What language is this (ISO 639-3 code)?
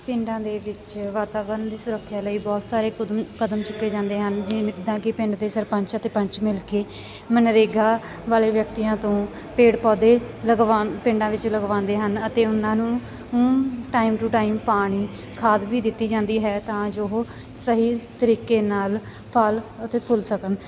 pan